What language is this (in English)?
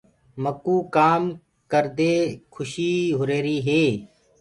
Gurgula